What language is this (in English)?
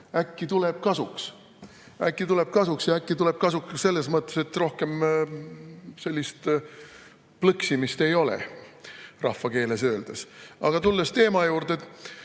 Estonian